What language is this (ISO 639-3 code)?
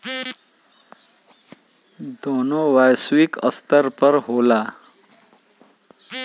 bho